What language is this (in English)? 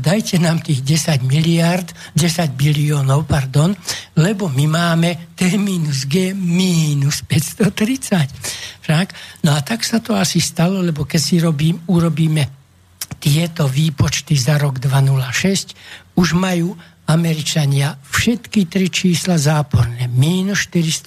Slovak